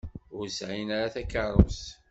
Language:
Kabyle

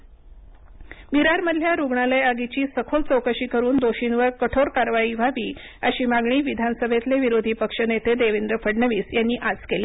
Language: Marathi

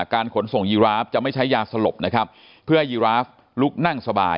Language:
Thai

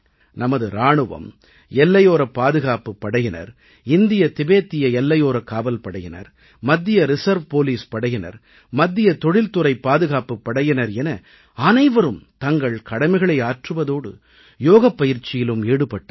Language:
Tamil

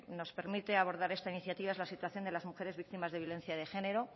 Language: Spanish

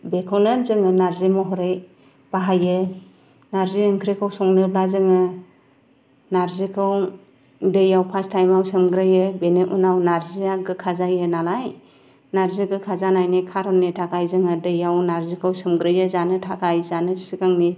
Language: Bodo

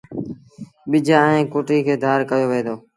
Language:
Sindhi Bhil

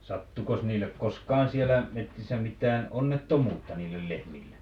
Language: Finnish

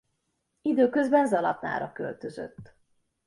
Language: Hungarian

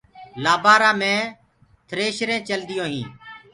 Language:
Gurgula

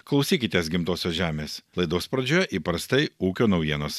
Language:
Lithuanian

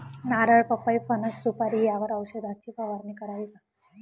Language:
Marathi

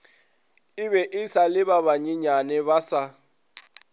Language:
Northern Sotho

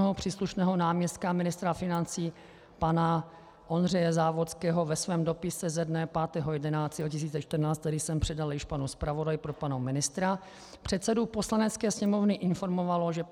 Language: Czech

